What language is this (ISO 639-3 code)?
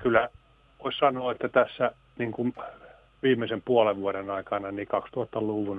fin